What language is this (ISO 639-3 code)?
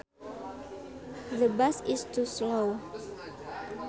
sun